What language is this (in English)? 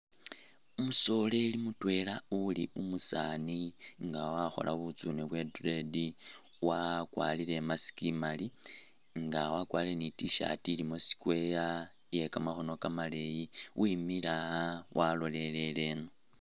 Masaaba